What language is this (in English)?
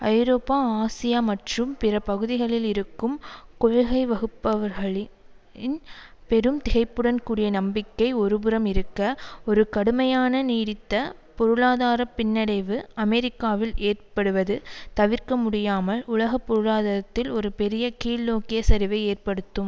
Tamil